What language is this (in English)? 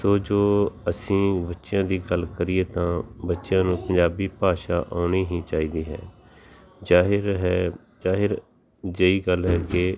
Punjabi